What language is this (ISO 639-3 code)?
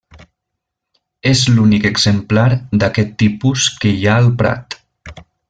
cat